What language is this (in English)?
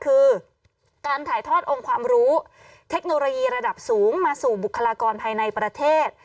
Thai